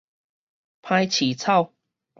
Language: Min Nan Chinese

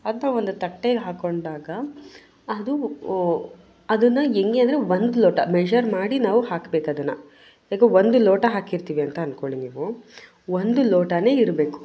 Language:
Kannada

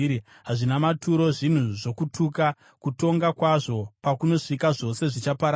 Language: Shona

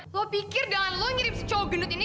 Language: Indonesian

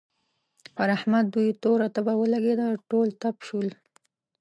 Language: Pashto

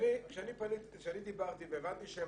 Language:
Hebrew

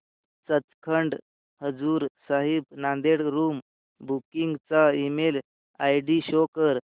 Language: Marathi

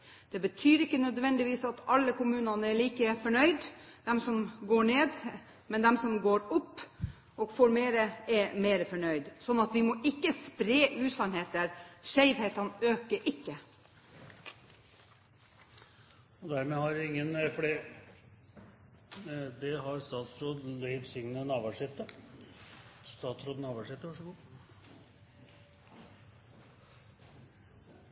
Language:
Norwegian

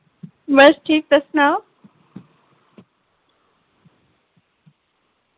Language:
Dogri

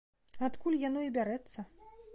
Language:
Belarusian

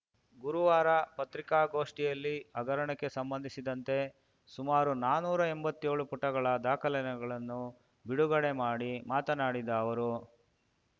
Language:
Kannada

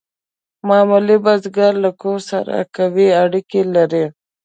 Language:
Pashto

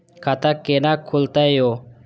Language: Maithili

